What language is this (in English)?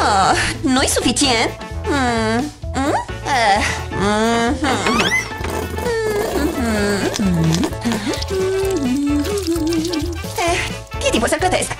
Romanian